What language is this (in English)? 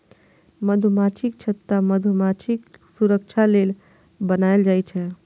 Maithili